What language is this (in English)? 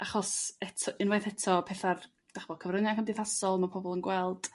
Welsh